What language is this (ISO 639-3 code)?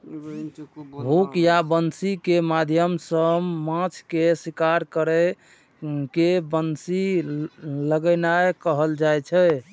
mai